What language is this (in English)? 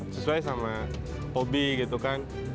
Indonesian